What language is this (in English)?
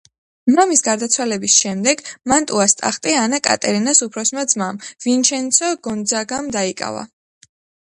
Georgian